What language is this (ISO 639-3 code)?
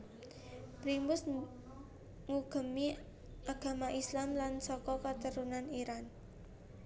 jav